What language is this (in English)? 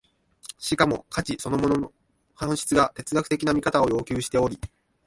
Japanese